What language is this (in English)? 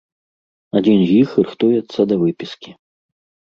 Belarusian